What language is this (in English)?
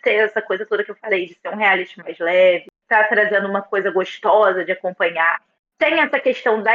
Portuguese